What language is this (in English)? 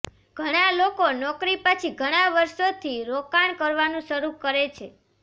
Gujarati